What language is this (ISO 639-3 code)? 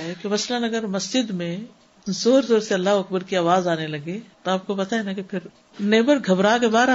urd